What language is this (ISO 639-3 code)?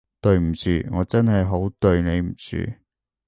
yue